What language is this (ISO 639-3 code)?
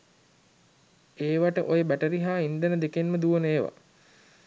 sin